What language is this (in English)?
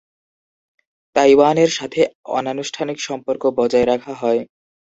Bangla